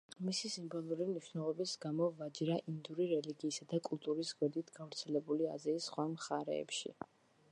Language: Georgian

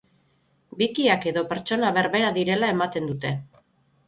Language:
Basque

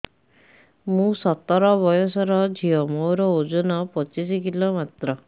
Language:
Odia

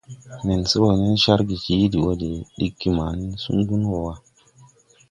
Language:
Tupuri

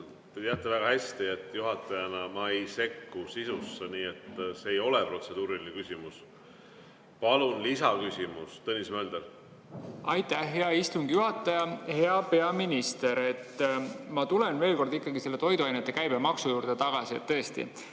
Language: Estonian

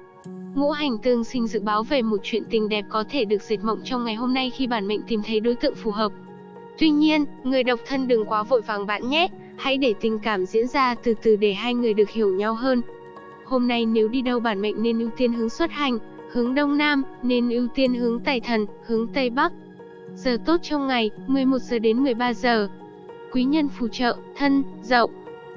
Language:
Vietnamese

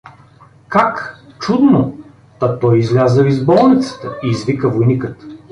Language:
Bulgarian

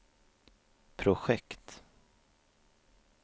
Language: Swedish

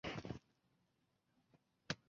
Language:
Chinese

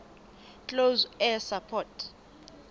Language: Southern Sotho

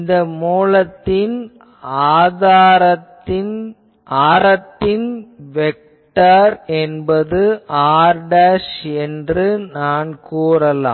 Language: Tamil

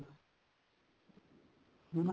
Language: Punjabi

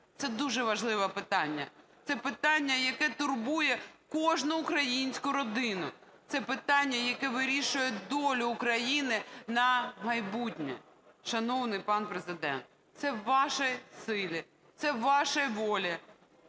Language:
Ukrainian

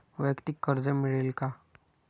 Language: Marathi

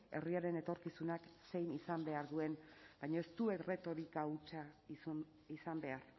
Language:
Basque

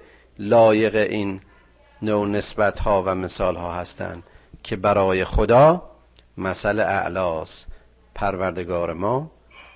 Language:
Persian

